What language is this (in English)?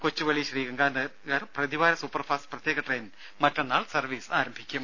Malayalam